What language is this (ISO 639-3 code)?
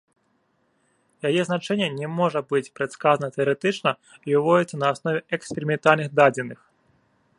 bel